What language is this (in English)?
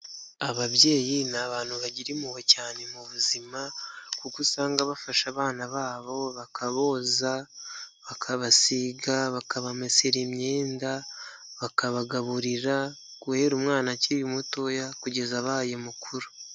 Kinyarwanda